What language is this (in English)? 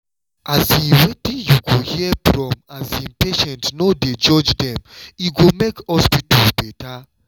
Nigerian Pidgin